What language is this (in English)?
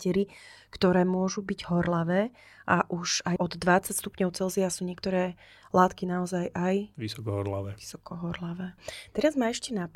Slovak